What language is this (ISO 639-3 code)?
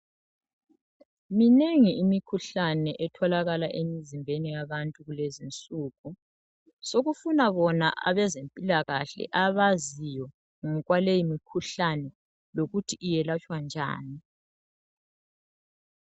nde